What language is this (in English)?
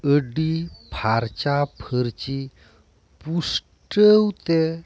Santali